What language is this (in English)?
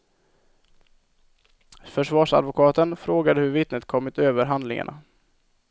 Swedish